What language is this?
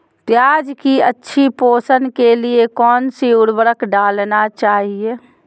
Magahi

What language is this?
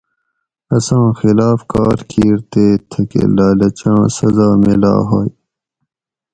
Gawri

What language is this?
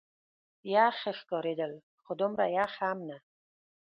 Pashto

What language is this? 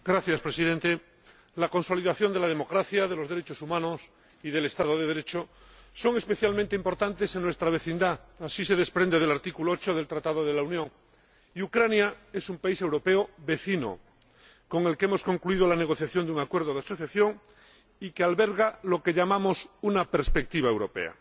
Spanish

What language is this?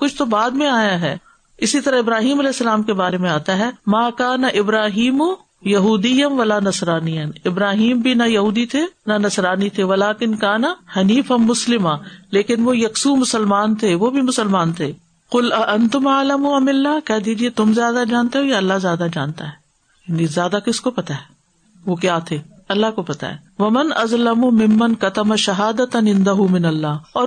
Urdu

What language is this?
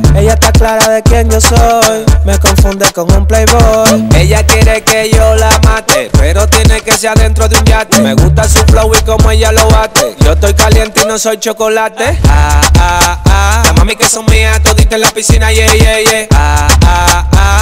Turkish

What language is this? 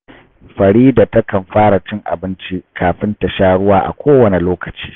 Hausa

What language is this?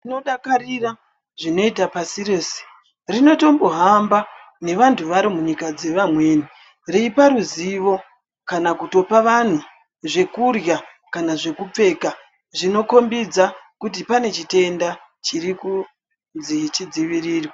Ndau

